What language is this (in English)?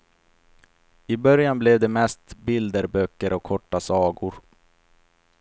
Swedish